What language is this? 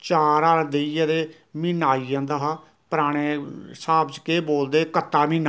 Dogri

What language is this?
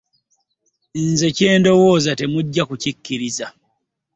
Ganda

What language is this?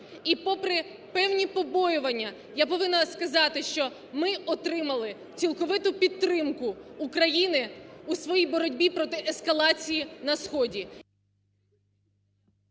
Ukrainian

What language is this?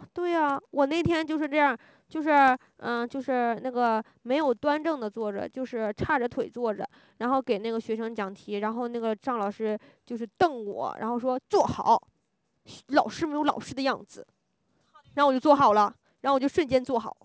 Chinese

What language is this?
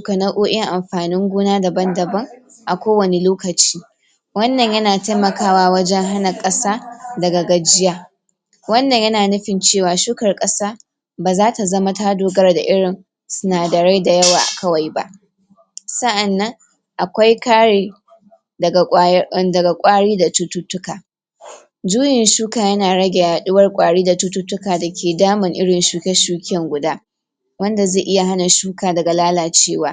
Hausa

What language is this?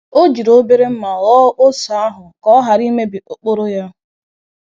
Igbo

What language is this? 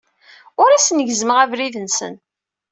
Kabyle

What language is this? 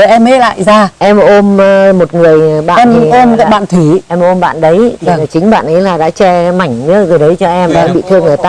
Vietnamese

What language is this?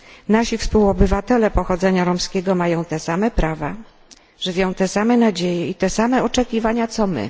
Polish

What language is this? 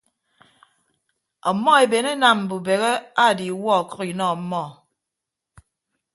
Ibibio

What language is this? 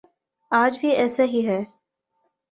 Urdu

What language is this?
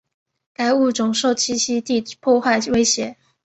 Chinese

